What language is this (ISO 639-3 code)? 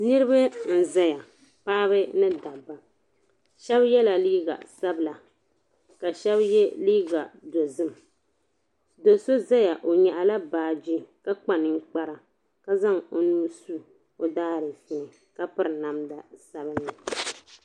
dag